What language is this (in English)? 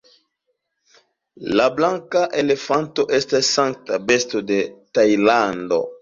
Esperanto